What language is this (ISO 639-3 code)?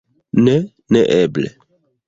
epo